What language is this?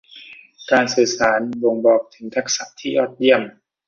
Thai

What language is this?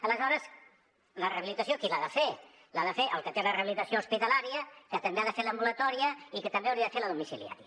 Catalan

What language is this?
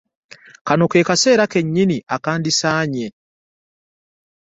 Ganda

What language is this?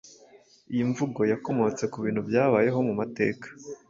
Kinyarwanda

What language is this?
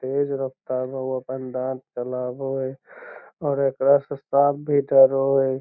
Magahi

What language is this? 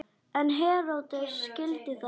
Icelandic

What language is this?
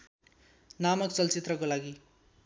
Nepali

